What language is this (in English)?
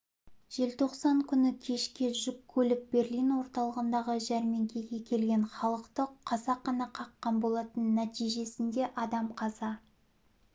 Kazakh